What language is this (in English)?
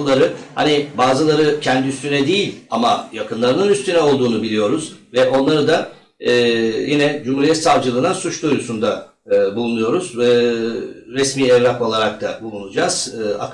Turkish